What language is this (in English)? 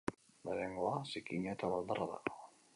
Basque